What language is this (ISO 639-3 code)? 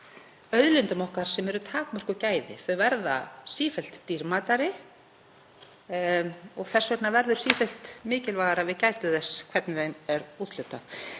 isl